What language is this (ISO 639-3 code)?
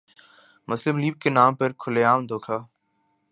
urd